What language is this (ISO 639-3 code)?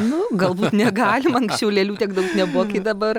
lit